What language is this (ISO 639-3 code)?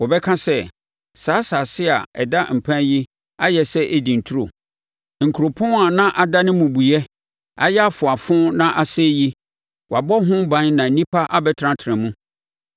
aka